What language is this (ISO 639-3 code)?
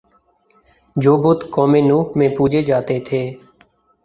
urd